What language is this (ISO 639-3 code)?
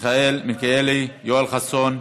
heb